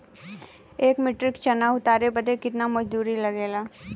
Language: Bhojpuri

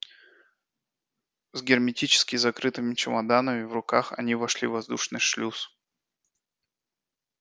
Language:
Russian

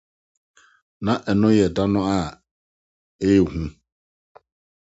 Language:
Akan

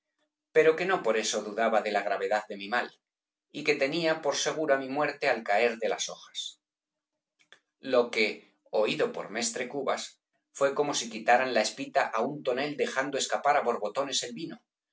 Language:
Spanish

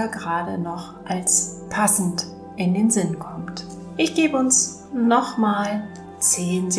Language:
German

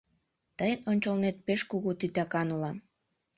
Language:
Mari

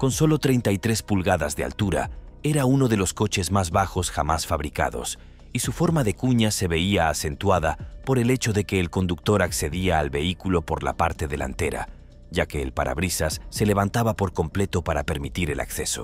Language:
Spanish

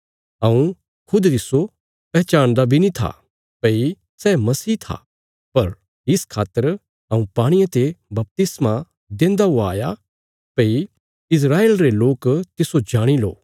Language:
Bilaspuri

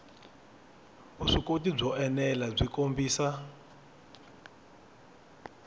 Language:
Tsonga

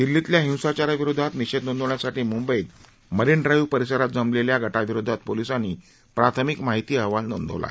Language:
Marathi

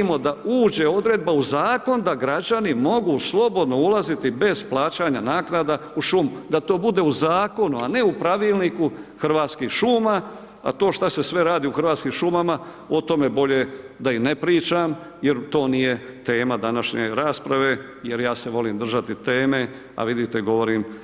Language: Croatian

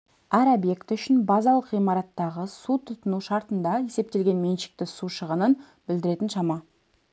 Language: Kazakh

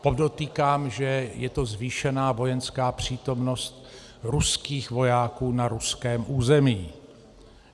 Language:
Czech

